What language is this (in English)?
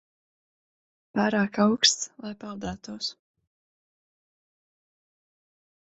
Latvian